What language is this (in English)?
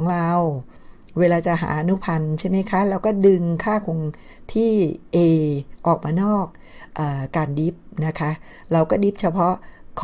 Thai